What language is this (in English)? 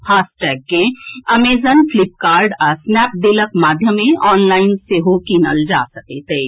Maithili